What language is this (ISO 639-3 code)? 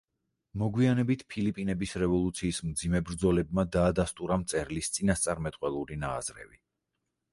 kat